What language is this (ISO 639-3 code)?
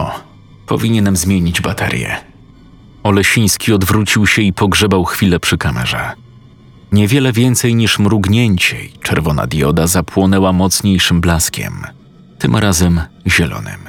pol